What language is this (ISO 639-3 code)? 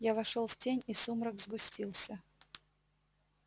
rus